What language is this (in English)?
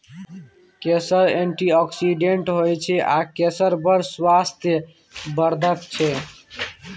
Maithili